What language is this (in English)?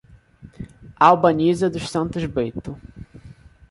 Portuguese